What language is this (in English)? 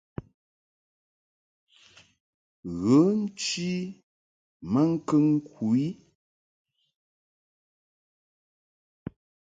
Mungaka